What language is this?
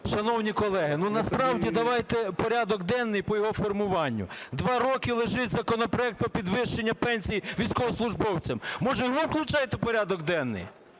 Ukrainian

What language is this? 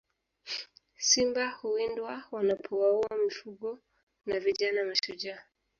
Swahili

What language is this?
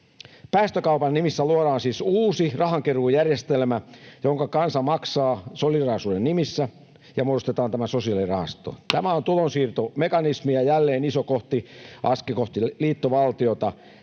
Finnish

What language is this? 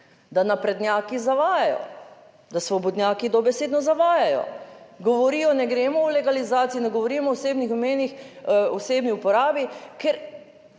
Slovenian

